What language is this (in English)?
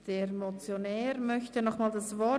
Swiss German